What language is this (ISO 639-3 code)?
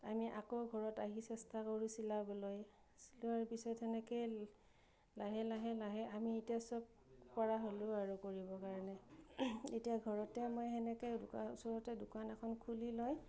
asm